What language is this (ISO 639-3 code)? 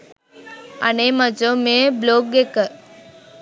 sin